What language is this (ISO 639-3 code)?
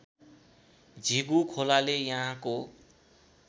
nep